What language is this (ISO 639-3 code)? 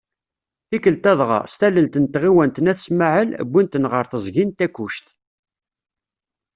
kab